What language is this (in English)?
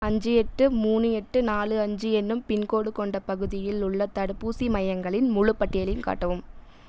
Tamil